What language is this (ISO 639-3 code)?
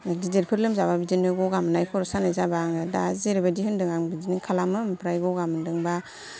brx